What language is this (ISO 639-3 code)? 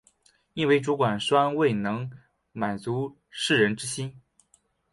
zho